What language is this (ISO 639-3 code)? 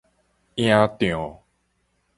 nan